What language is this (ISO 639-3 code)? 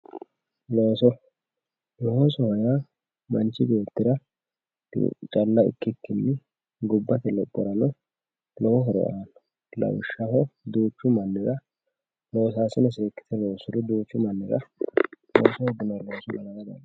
sid